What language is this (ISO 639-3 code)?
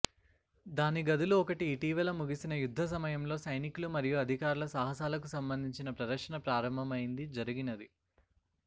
tel